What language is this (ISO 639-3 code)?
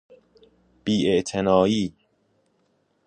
fas